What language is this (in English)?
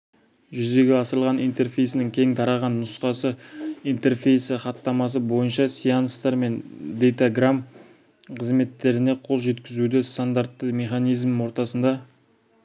Kazakh